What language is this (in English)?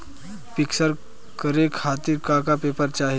Bhojpuri